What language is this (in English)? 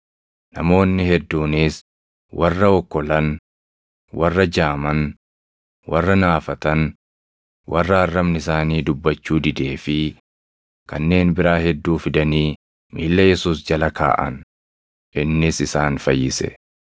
Oromo